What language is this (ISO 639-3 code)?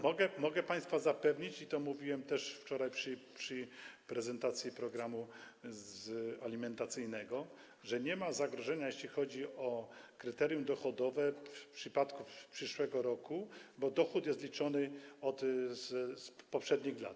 pol